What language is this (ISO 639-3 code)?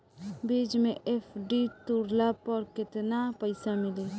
bho